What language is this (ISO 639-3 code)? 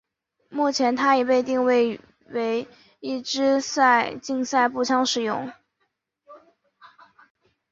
zho